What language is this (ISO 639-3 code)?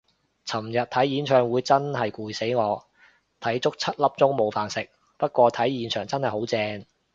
yue